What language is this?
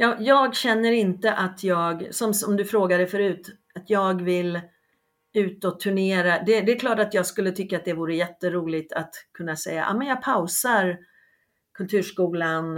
Swedish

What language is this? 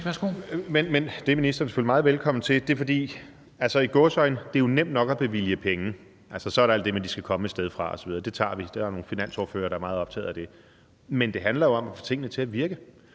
Danish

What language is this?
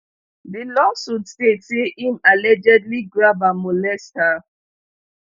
Nigerian Pidgin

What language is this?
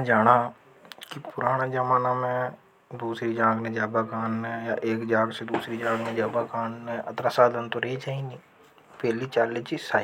Hadothi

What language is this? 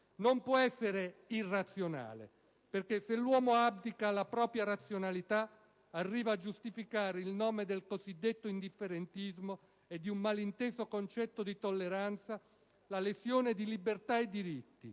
Italian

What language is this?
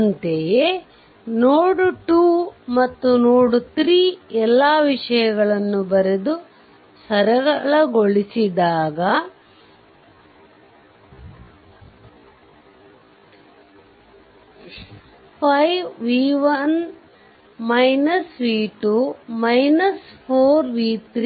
Kannada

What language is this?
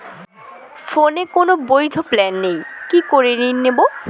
Bangla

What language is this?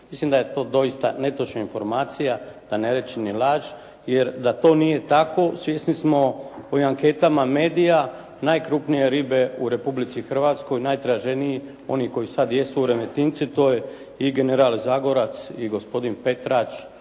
Croatian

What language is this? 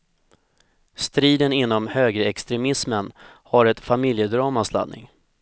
Swedish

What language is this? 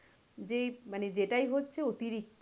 Bangla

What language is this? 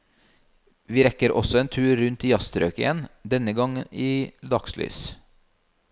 Norwegian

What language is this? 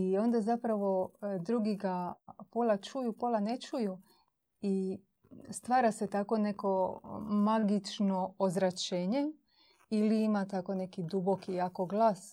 Croatian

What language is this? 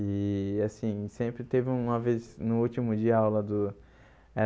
Portuguese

